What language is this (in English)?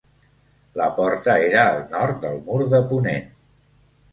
Catalan